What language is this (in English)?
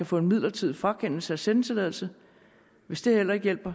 Danish